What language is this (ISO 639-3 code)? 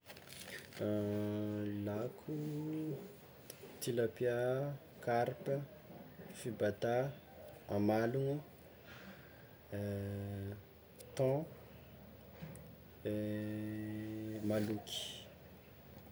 xmw